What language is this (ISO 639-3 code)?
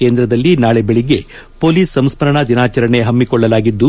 kan